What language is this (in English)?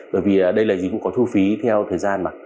Vietnamese